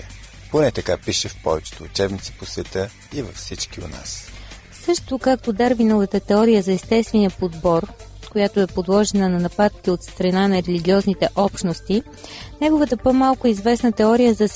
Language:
Bulgarian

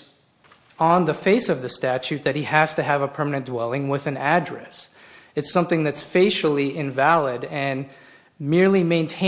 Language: English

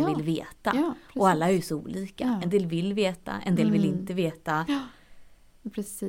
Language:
Swedish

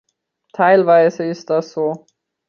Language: German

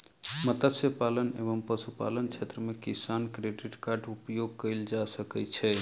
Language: Maithili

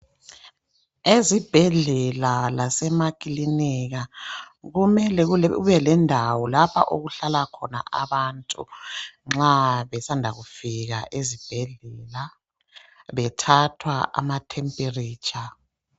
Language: North Ndebele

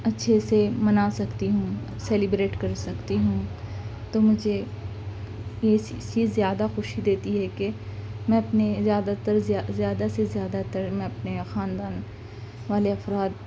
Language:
Urdu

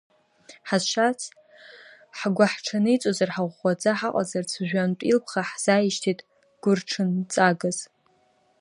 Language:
Abkhazian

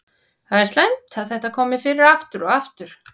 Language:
Icelandic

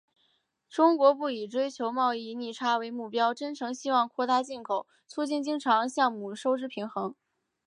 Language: Chinese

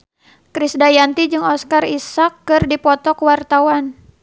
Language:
Sundanese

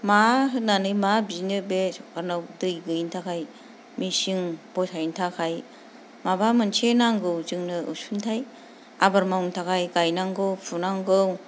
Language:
Bodo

